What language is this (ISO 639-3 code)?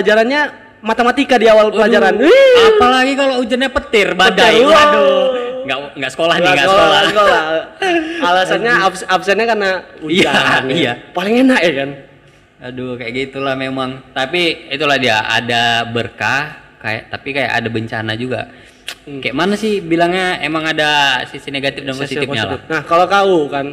ind